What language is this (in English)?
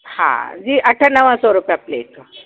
Sindhi